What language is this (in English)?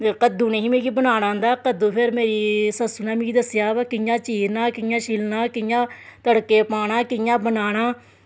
Dogri